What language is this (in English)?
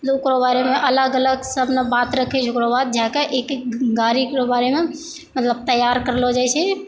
Maithili